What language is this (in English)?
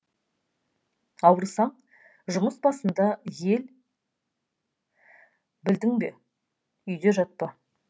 Kazakh